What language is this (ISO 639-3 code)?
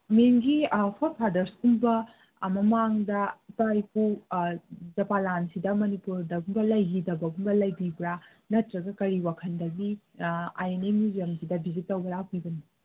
mni